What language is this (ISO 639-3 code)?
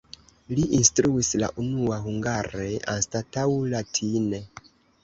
epo